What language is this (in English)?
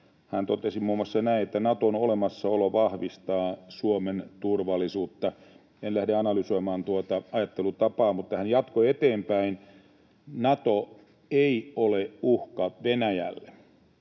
Finnish